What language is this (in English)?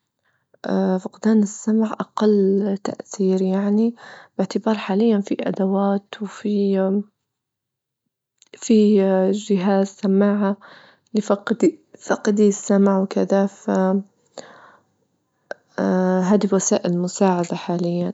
Libyan Arabic